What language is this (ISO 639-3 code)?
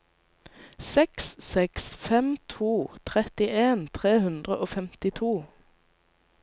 nor